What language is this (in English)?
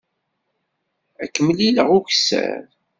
Kabyle